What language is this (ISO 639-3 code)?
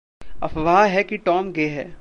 hin